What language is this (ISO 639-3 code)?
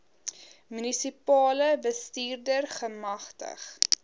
afr